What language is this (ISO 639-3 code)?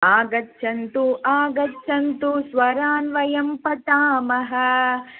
san